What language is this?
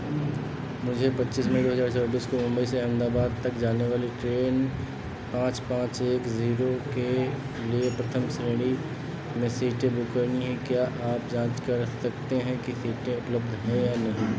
Hindi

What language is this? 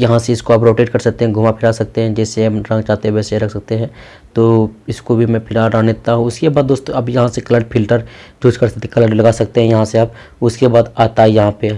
Hindi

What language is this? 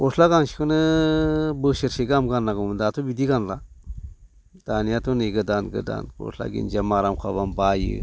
Bodo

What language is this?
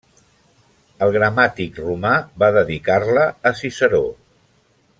Catalan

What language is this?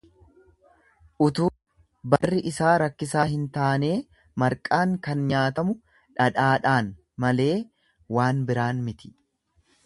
Oromo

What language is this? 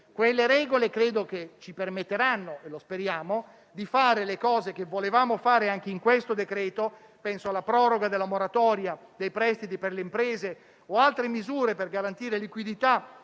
Italian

